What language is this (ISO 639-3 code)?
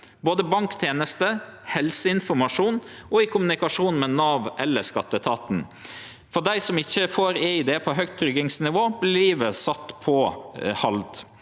nor